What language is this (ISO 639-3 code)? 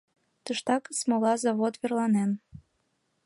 chm